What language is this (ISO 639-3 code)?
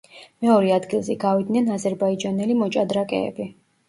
kat